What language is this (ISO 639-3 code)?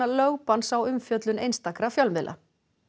isl